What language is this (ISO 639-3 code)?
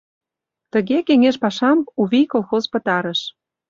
chm